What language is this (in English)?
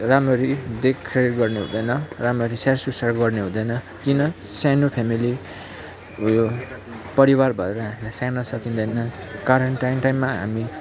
Nepali